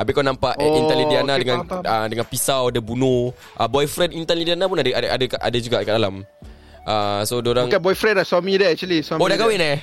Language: Malay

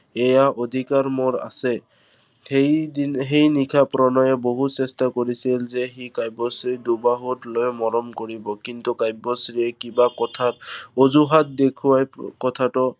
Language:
Assamese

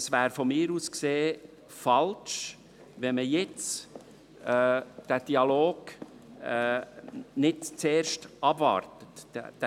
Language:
Swiss German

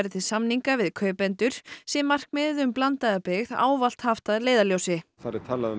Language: Icelandic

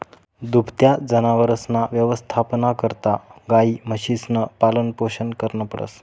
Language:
Marathi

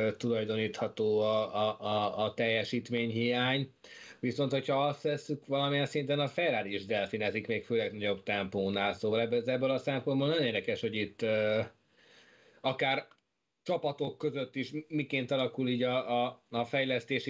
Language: Hungarian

